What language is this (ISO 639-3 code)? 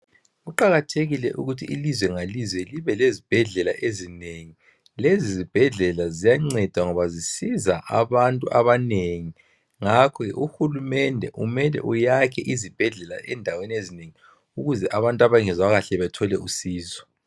nde